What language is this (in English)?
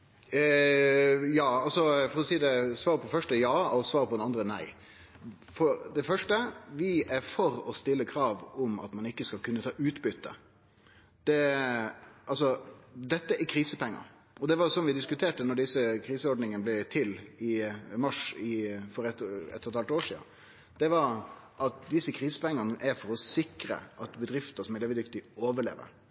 Norwegian Nynorsk